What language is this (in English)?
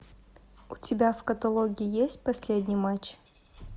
Russian